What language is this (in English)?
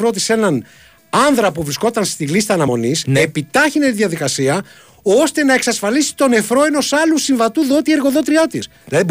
Greek